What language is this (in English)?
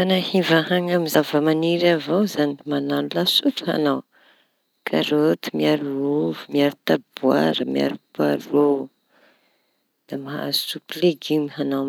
Tanosy Malagasy